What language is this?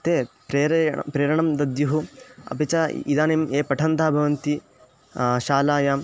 Sanskrit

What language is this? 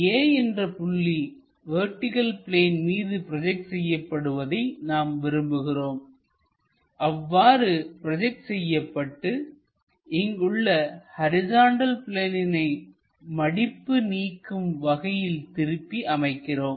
Tamil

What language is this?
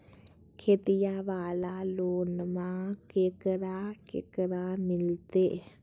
Magahi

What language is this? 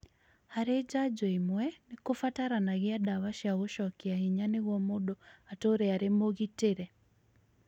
Kikuyu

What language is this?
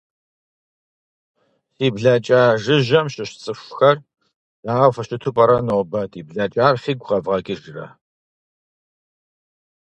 Kabardian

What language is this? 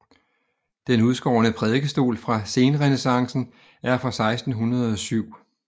Danish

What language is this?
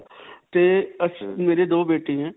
Punjabi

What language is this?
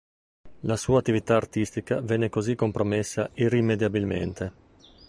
Italian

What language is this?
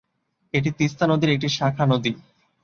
Bangla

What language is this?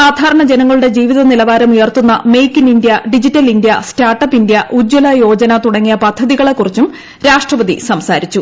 Malayalam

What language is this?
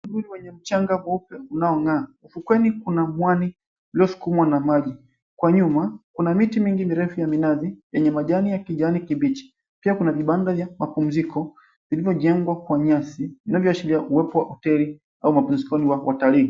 Swahili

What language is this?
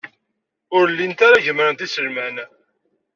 Kabyle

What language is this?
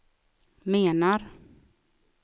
Swedish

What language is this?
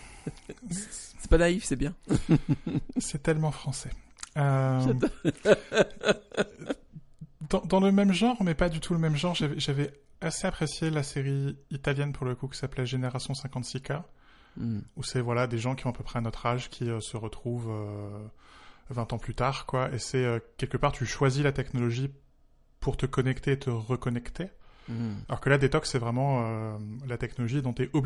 French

